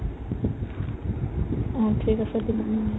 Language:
Assamese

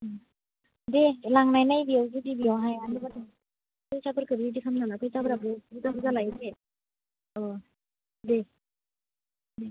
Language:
Bodo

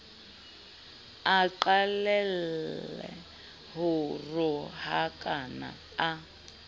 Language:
Southern Sotho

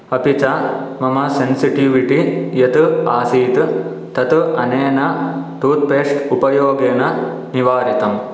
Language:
Sanskrit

